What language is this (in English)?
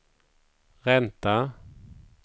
Swedish